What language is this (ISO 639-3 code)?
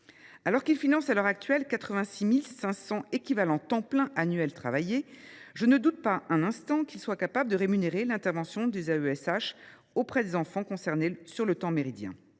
fra